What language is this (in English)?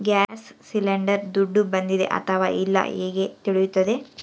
Kannada